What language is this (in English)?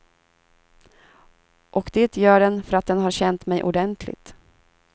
Swedish